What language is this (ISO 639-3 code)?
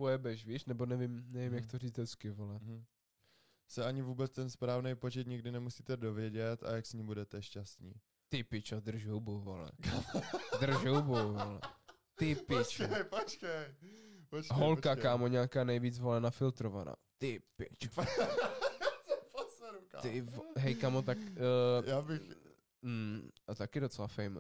ces